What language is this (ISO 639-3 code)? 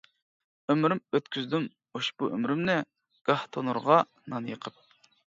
uig